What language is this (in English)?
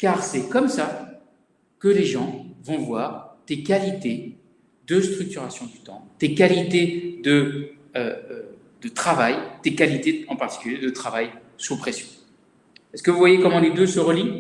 French